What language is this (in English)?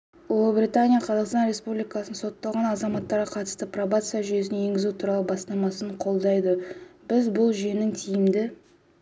Kazakh